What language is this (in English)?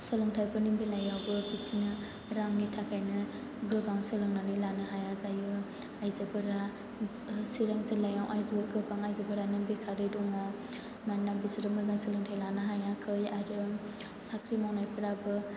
Bodo